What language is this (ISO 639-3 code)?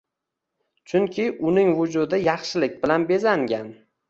uzb